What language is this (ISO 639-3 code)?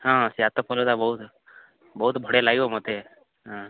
ori